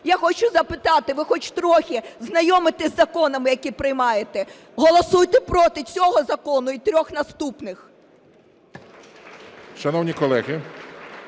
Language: Ukrainian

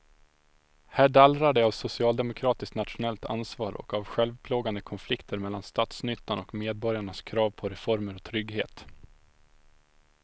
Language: Swedish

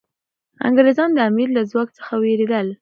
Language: Pashto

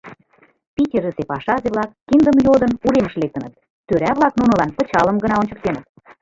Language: Mari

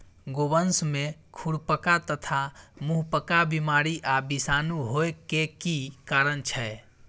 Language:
Maithili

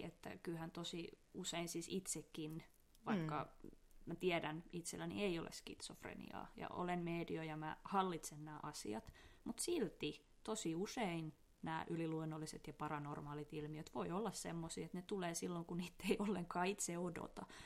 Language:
Finnish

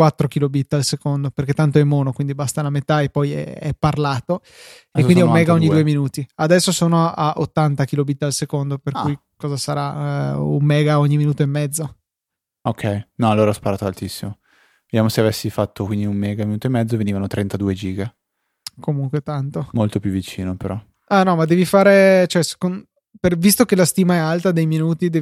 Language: Italian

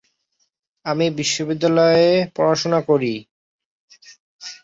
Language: Bangla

